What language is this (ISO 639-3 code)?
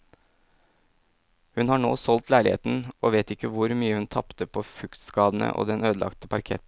nor